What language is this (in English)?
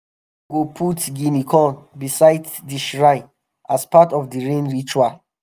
Nigerian Pidgin